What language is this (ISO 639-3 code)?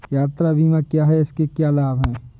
hin